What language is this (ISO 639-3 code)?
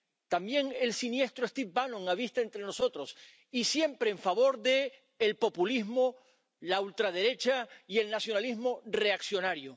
spa